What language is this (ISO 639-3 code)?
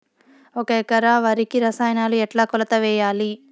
tel